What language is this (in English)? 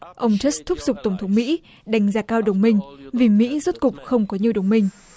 Vietnamese